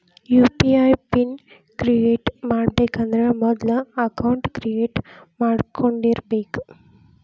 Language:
Kannada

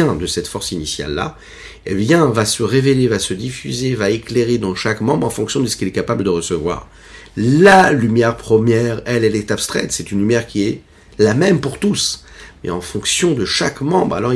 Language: French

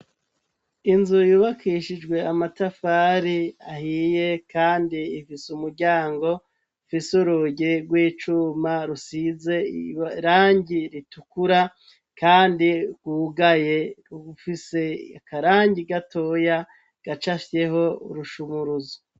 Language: Rundi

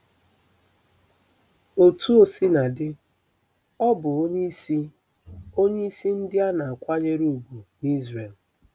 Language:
Igbo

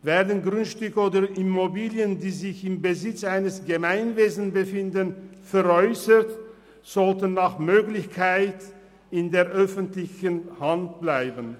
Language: Swiss German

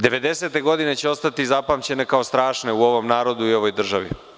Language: Serbian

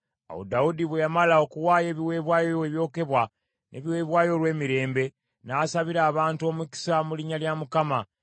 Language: Ganda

